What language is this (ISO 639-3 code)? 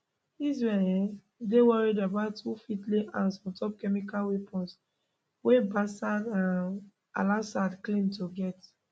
pcm